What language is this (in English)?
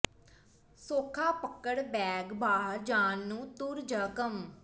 Punjabi